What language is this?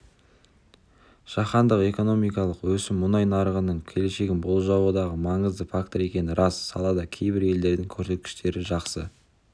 Kazakh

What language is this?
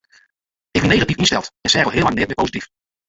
Western Frisian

